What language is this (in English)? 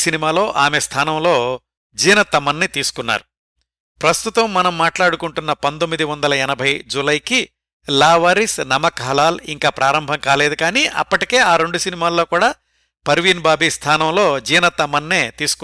Telugu